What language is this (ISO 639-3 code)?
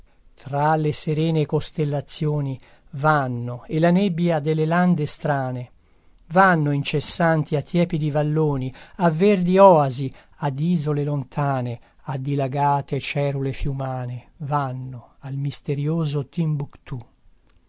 ita